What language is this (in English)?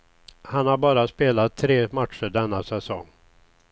Swedish